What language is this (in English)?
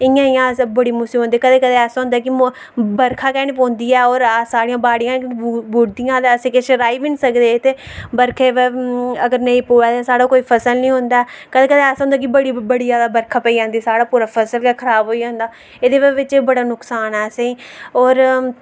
Dogri